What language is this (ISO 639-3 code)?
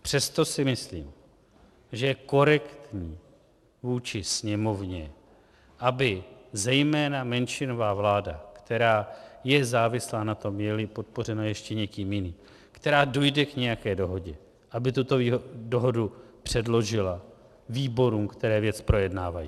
ces